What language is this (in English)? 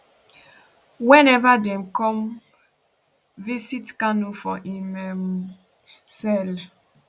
Nigerian Pidgin